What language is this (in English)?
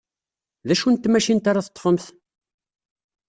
Kabyle